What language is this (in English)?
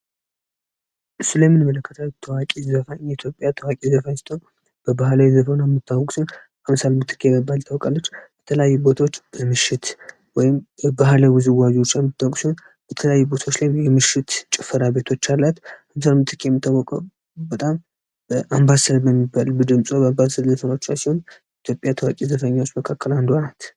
Amharic